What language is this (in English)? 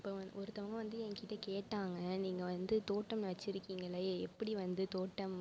Tamil